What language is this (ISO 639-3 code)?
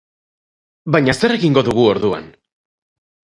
eus